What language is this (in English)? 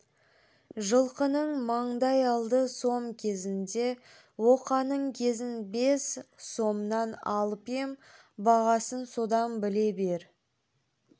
Kazakh